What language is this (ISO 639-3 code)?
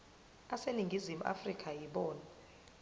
zul